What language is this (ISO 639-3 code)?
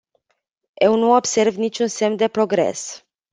ron